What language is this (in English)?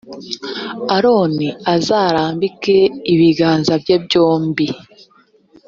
Kinyarwanda